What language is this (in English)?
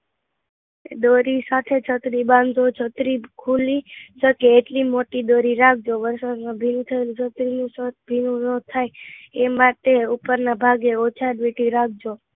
Gujarati